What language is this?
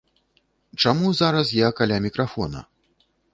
Belarusian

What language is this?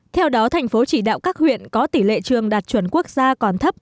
Vietnamese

